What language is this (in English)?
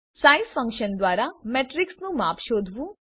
Gujarati